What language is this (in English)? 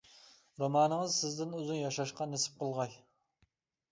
Uyghur